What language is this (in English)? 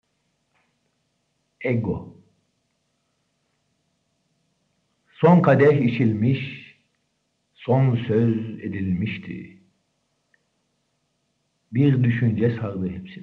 Turkish